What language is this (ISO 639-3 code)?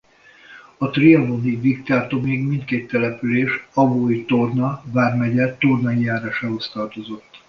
hun